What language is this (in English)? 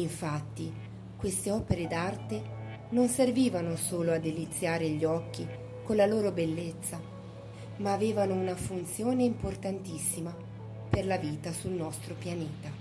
Italian